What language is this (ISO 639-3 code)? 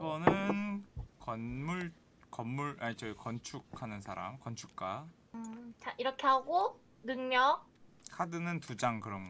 kor